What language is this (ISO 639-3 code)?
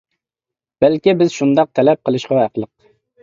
uig